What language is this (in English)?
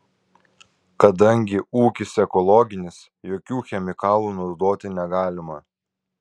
Lithuanian